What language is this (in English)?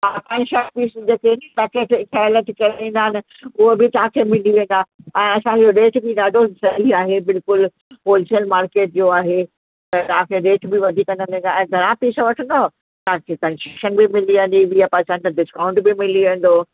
Sindhi